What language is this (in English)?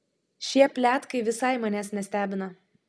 Lithuanian